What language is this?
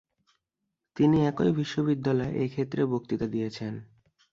Bangla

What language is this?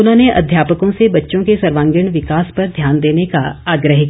Hindi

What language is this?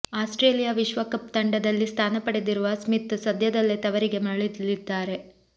Kannada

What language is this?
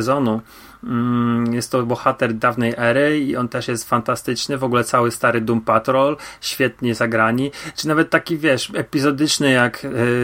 Polish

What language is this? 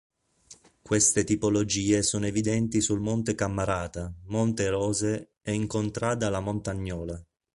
Italian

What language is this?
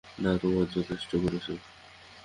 Bangla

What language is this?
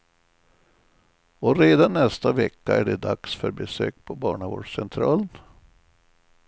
Swedish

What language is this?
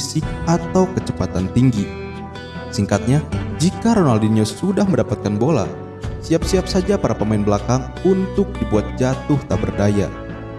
Indonesian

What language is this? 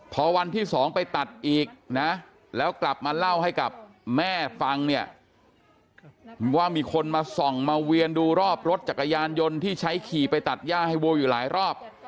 Thai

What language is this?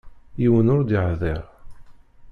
Kabyle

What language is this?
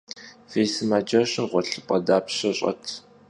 Kabardian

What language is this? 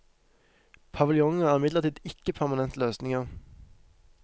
Norwegian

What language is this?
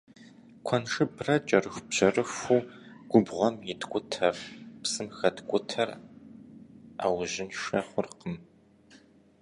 Kabardian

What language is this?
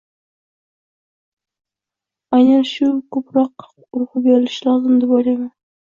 Uzbek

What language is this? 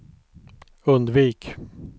Swedish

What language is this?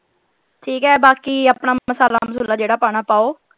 Punjabi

